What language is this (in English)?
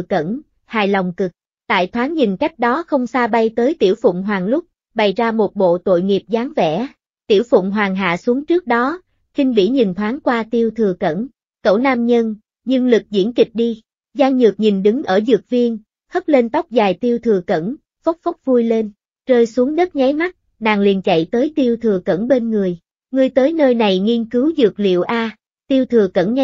Vietnamese